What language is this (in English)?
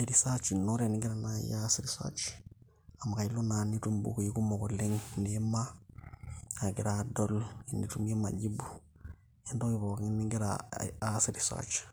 Masai